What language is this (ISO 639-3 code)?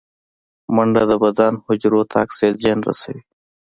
pus